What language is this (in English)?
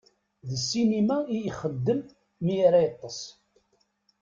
Kabyle